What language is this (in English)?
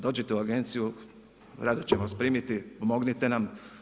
Croatian